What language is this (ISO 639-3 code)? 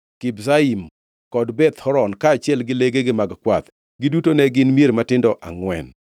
luo